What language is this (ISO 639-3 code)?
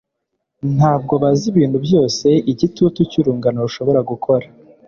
kin